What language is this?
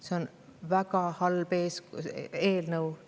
Estonian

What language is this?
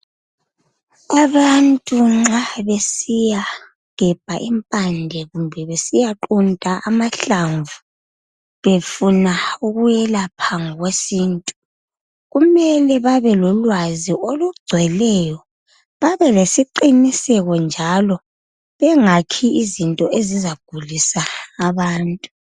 North Ndebele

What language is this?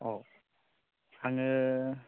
Bodo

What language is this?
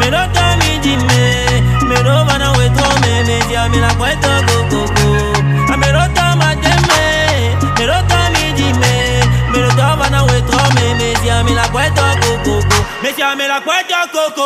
Vietnamese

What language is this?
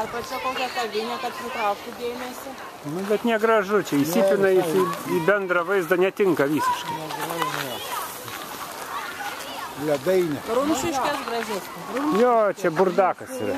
Lithuanian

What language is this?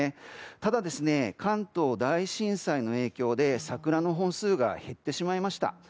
Japanese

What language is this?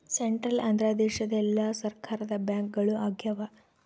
Kannada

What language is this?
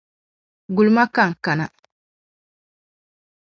Dagbani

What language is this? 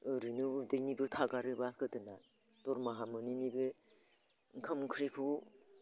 Bodo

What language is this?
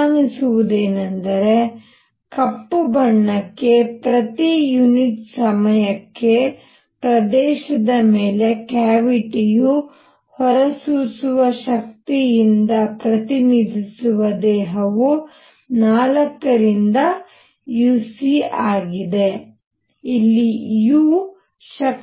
Kannada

